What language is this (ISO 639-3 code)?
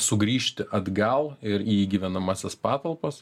lit